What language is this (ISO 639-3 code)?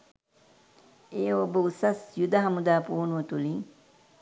sin